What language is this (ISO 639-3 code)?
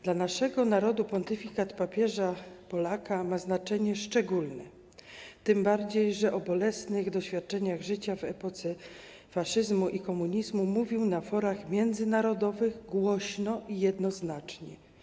pol